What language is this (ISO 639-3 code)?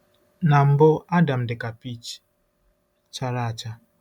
ibo